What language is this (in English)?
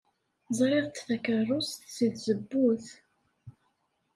Kabyle